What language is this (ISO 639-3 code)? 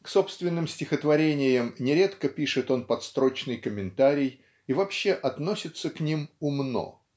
rus